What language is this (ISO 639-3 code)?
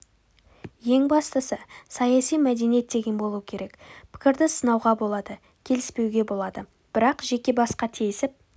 kaz